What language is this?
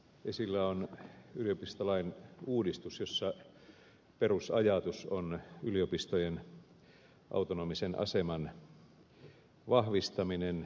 Finnish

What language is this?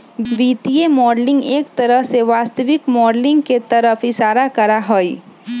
Magahi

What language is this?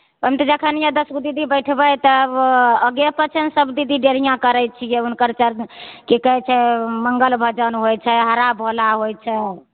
Maithili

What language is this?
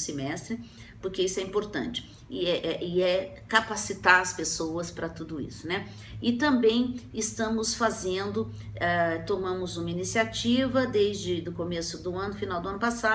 Portuguese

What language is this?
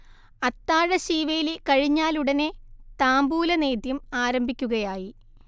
Malayalam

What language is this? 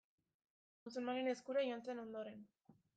Basque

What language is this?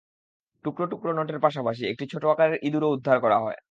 Bangla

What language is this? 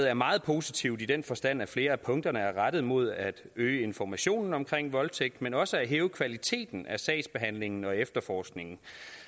Danish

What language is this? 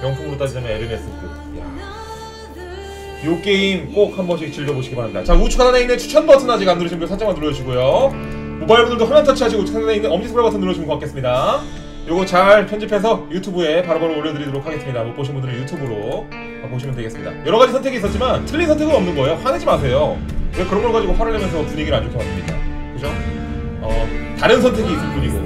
Korean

